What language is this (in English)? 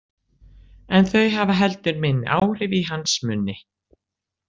Icelandic